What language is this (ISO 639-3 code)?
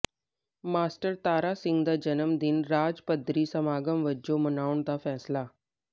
pan